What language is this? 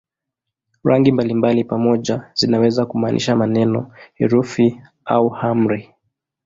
Swahili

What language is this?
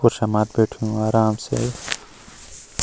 Garhwali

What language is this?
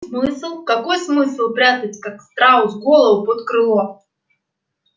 Russian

